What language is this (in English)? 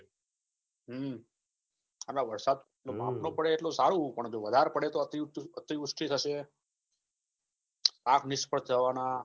Gujarati